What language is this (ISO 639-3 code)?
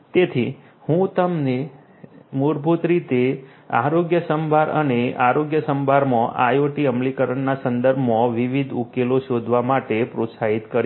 guj